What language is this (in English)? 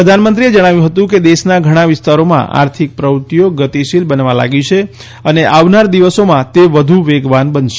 Gujarati